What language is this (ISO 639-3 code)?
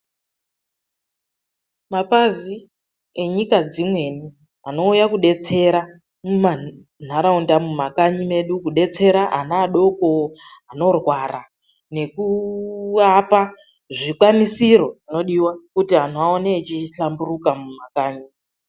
ndc